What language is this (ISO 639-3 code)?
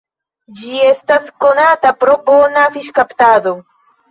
epo